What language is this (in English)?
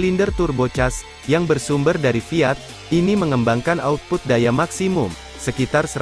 Indonesian